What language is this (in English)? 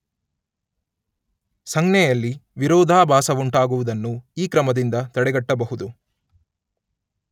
Kannada